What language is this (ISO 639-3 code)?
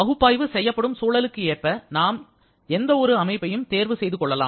tam